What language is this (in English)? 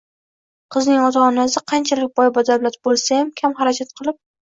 Uzbek